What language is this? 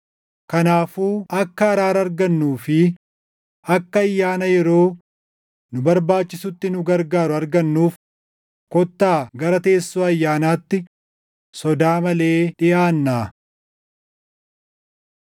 Oromo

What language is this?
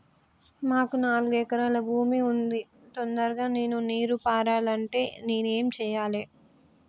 Telugu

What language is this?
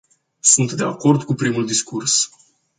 Romanian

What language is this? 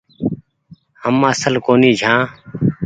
Goaria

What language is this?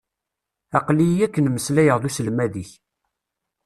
Kabyle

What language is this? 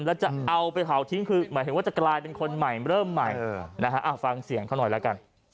Thai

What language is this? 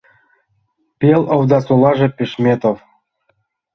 Mari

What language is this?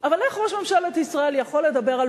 Hebrew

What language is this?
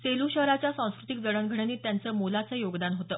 Marathi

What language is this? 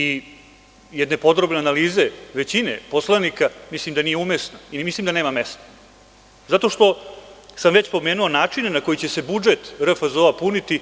Serbian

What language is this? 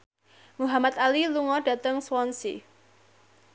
Javanese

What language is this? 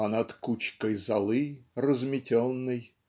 Russian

